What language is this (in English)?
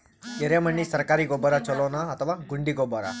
Kannada